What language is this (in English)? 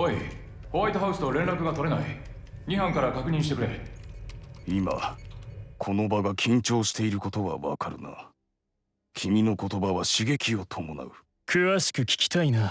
Japanese